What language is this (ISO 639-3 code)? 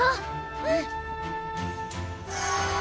jpn